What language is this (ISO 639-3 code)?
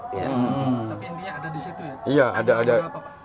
ind